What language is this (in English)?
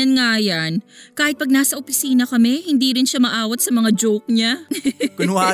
Filipino